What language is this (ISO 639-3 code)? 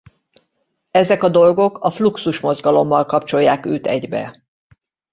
hun